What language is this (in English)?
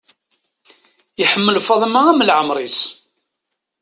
Kabyle